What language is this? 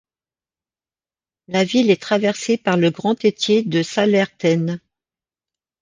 French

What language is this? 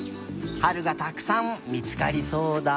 Japanese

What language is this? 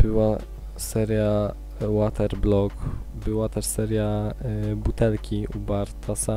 Polish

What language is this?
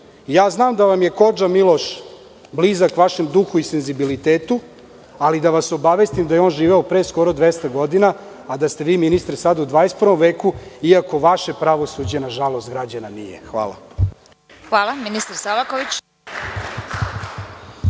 Serbian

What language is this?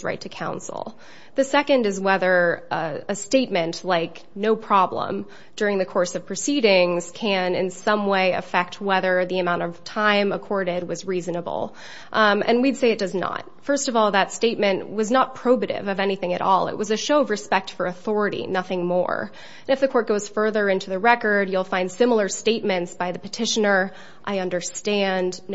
English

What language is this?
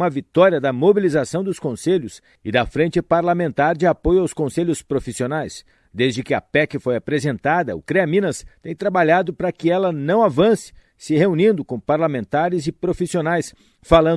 Portuguese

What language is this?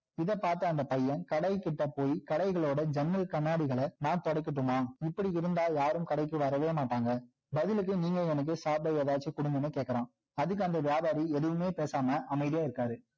Tamil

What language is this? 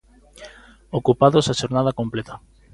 Galician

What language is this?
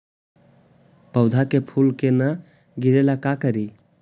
Magahi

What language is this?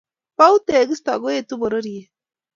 Kalenjin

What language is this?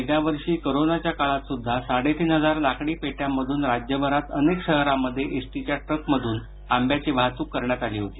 Marathi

